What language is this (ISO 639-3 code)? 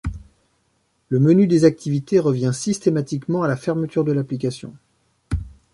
fra